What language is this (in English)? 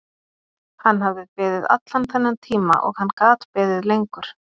Icelandic